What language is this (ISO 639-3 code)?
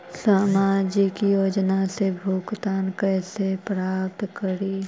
mag